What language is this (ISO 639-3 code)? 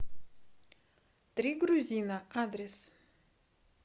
rus